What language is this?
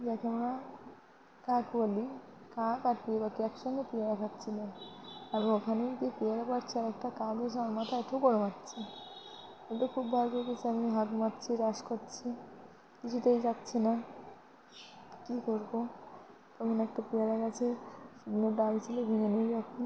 Bangla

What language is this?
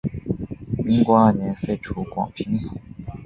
Chinese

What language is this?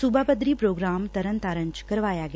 Punjabi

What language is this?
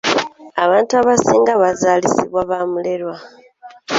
Ganda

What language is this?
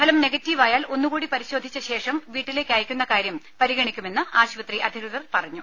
Malayalam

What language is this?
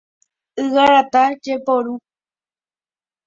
Guarani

